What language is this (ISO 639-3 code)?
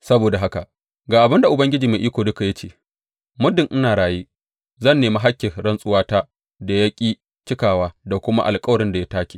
hau